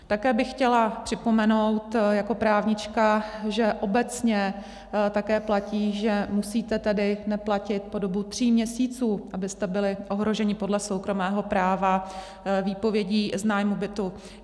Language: Czech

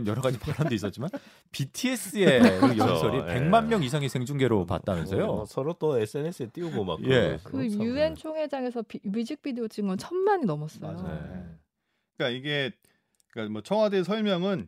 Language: Korean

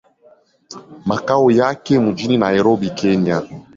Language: Swahili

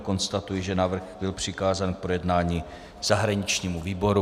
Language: Czech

